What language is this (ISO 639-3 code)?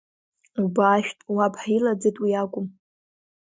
abk